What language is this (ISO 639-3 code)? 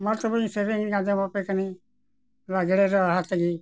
sat